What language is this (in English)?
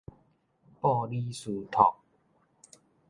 Min Nan Chinese